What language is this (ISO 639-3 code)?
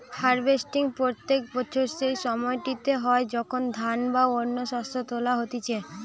ben